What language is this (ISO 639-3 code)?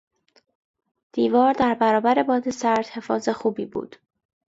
fas